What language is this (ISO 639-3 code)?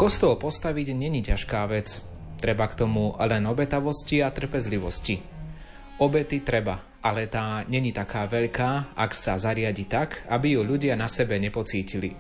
slk